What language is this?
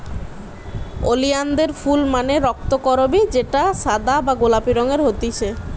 Bangla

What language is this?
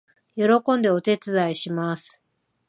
Japanese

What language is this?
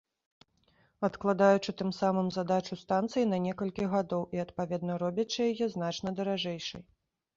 Belarusian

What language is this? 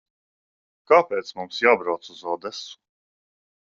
Latvian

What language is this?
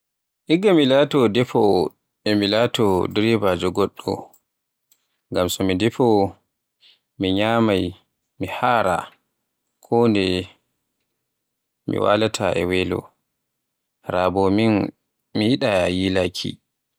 Borgu Fulfulde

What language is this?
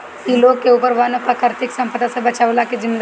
Bhojpuri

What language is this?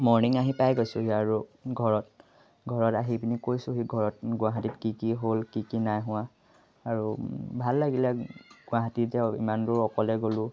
Assamese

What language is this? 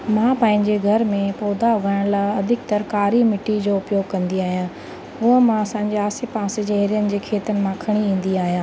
Sindhi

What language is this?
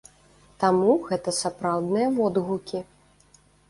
Belarusian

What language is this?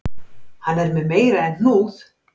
Icelandic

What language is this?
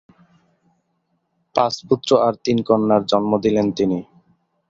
Bangla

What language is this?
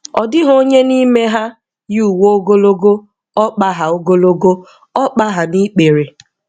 Igbo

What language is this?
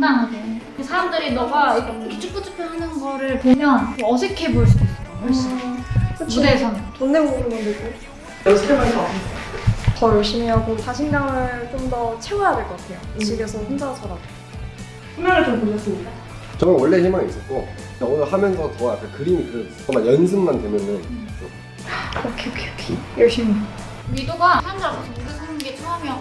Korean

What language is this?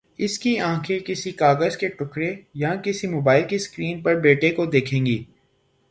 Urdu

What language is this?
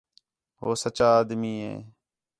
Khetrani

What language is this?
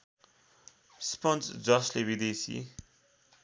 Nepali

